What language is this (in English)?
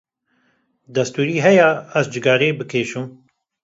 Kurdish